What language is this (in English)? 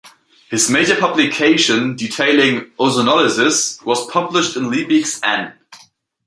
English